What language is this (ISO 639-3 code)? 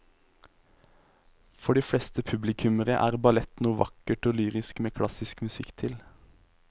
nor